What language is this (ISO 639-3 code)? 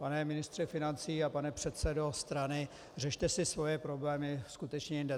ces